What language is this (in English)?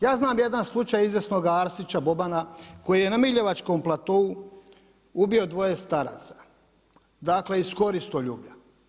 Croatian